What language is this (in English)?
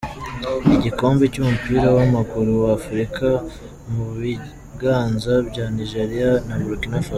Kinyarwanda